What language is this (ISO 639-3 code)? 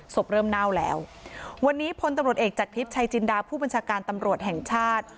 tha